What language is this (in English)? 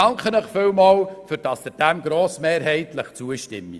Swiss German